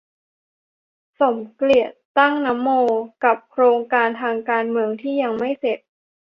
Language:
Thai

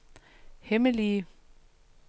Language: Danish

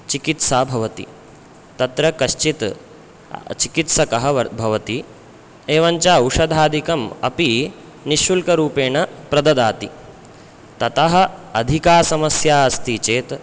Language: Sanskrit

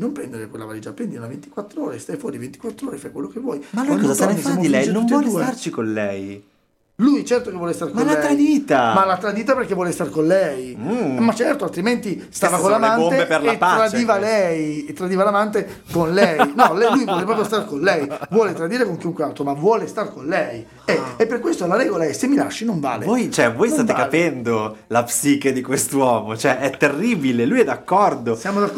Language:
Italian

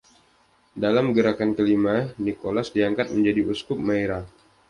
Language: Indonesian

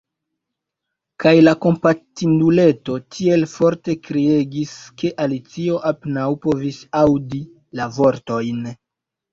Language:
Esperanto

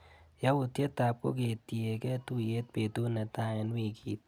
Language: Kalenjin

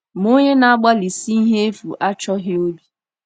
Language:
Igbo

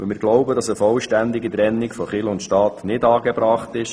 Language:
Swiss German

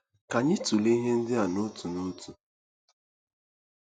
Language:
Igbo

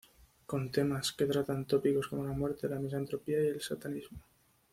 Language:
Spanish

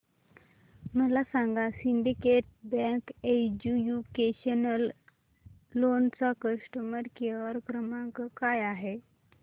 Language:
Marathi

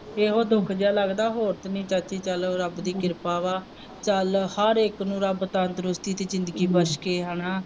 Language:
Punjabi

